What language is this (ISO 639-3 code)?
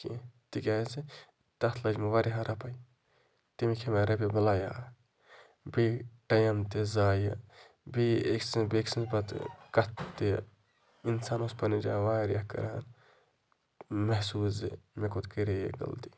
kas